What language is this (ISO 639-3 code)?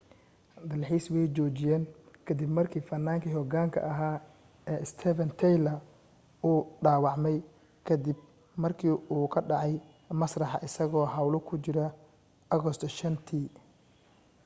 som